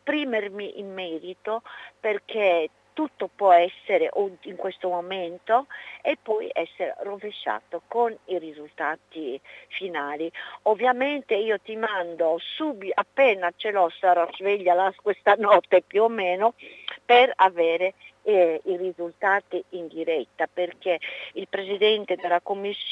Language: Italian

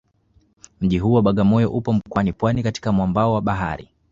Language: Swahili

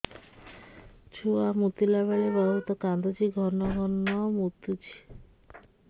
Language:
Odia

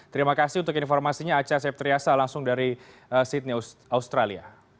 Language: Indonesian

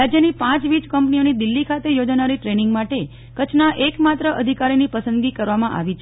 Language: Gujarati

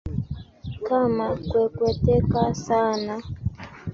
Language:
Swahili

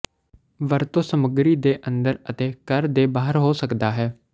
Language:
Punjabi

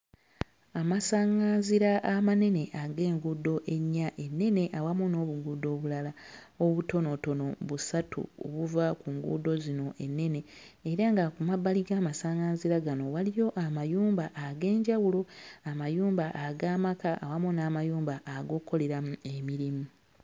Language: Ganda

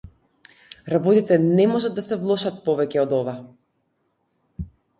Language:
Macedonian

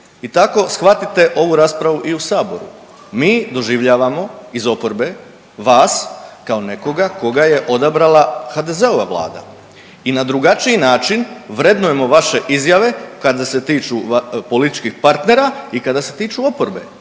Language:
Croatian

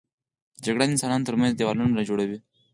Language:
Pashto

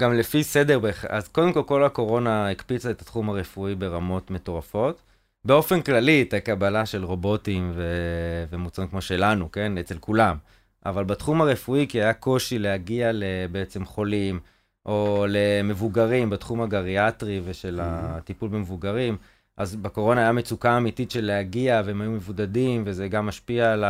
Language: Hebrew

